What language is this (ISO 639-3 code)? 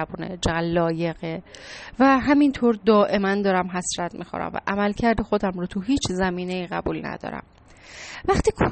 fas